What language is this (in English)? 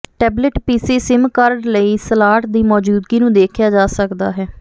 Punjabi